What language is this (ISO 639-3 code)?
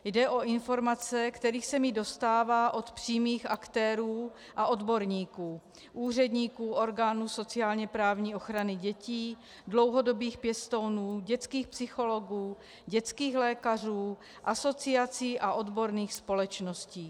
ces